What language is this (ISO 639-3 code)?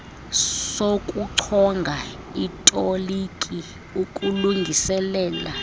xho